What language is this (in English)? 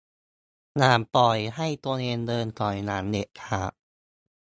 Thai